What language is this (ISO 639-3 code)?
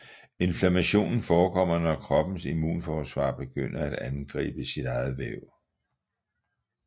dan